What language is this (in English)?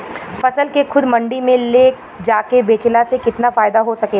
Bhojpuri